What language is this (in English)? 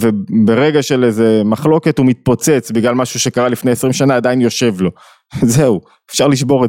Hebrew